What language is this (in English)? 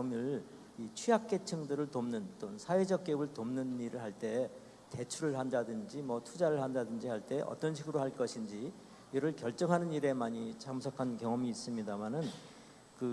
Korean